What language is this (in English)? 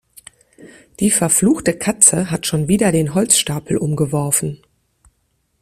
German